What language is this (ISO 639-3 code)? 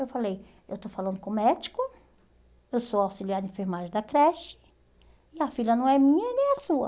por